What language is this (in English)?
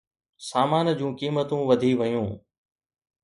Sindhi